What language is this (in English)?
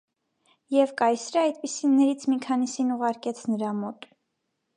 Armenian